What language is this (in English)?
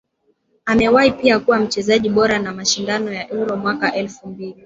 Swahili